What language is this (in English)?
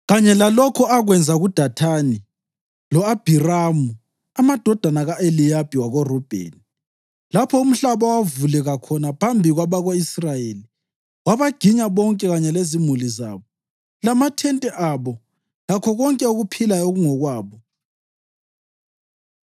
North Ndebele